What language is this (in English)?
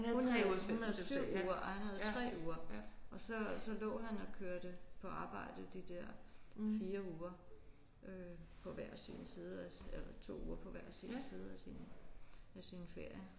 Danish